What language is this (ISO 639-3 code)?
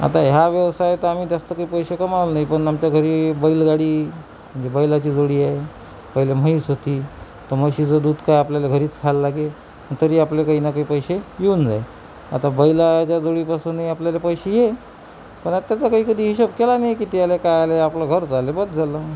mar